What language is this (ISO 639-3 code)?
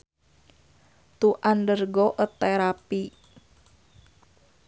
sun